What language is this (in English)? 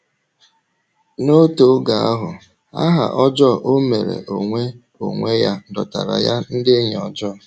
Igbo